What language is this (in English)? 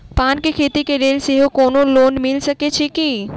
Maithili